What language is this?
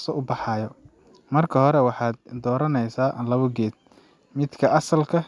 Somali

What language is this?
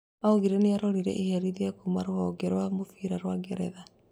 Kikuyu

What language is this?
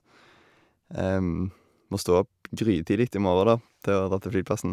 Norwegian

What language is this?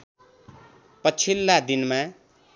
Nepali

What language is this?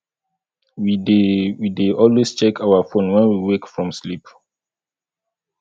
Nigerian Pidgin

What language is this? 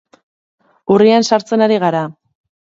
Basque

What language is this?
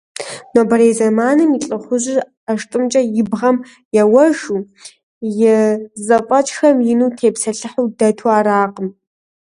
Kabardian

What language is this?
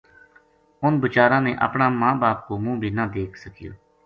Gujari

